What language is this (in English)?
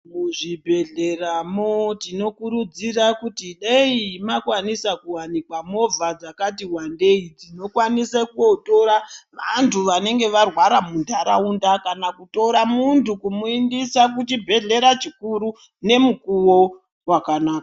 Ndau